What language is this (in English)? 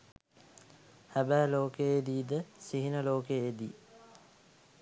Sinhala